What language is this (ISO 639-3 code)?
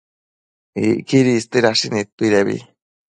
mcf